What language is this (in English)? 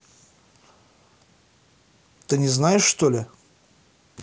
Russian